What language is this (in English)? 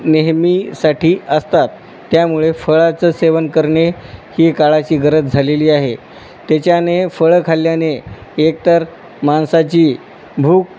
Marathi